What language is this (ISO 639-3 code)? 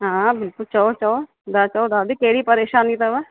snd